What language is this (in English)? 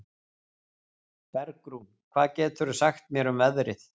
Icelandic